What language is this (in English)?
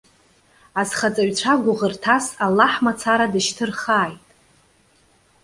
Abkhazian